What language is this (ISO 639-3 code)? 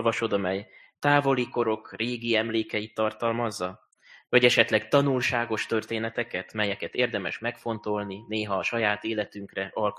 hun